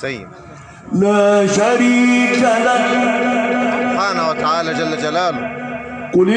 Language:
Arabic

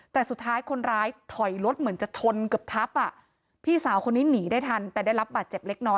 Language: Thai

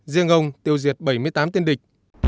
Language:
Vietnamese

